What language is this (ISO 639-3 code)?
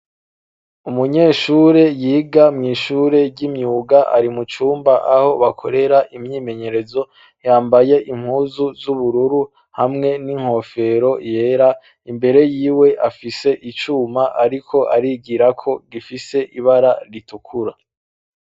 run